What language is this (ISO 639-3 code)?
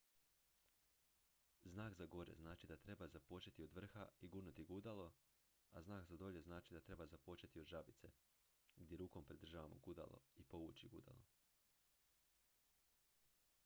hrv